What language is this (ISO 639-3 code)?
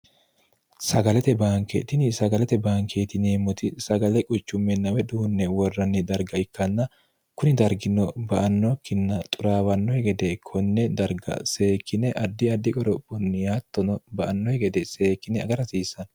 sid